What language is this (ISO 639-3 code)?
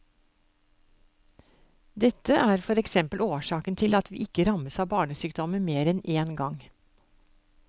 nor